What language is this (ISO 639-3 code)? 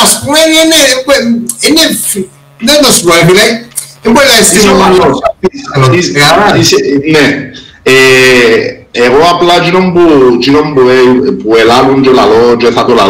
ell